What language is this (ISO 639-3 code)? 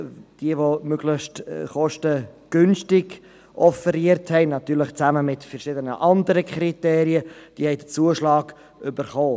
gsw